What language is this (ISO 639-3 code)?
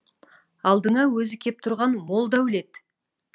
kaz